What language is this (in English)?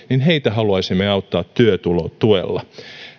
Finnish